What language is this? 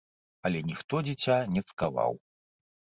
Belarusian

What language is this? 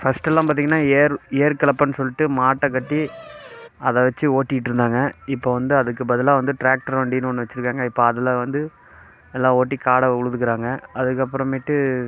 Tamil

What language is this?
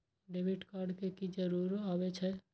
Maithili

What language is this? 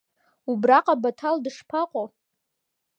Abkhazian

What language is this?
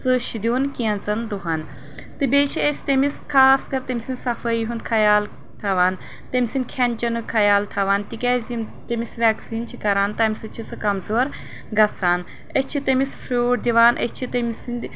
Kashmiri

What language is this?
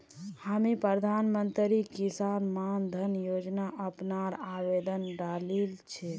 Magahi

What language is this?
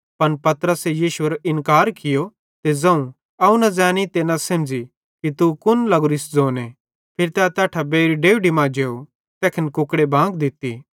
Bhadrawahi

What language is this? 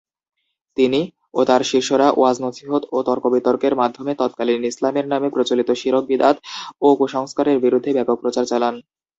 Bangla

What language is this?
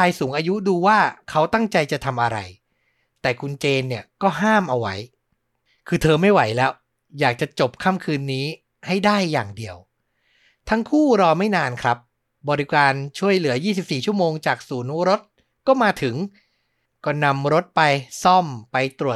Thai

